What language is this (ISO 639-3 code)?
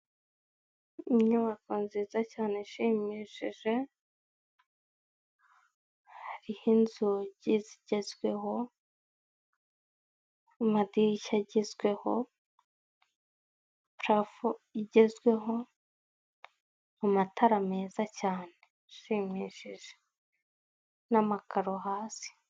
kin